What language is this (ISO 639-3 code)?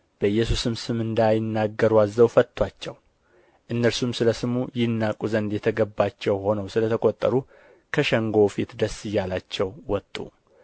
amh